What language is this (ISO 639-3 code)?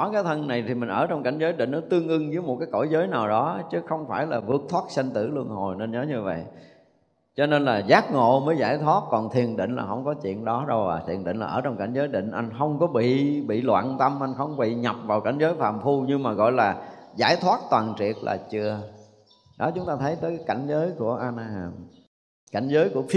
vie